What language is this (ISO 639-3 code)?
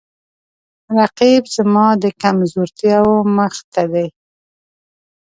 pus